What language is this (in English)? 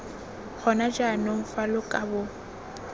Tswana